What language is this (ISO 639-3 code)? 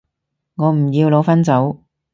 yue